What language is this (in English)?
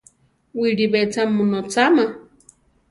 Central Tarahumara